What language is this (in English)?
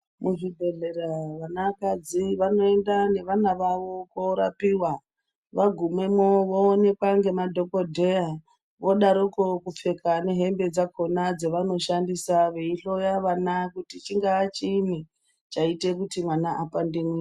Ndau